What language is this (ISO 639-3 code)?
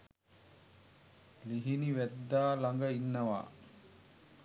sin